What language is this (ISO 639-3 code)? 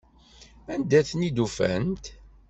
kab